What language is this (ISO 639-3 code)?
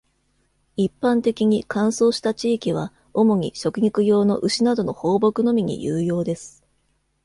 jpn